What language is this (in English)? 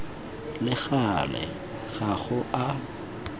Tswana